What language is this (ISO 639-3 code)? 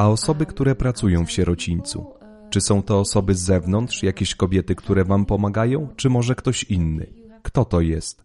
pol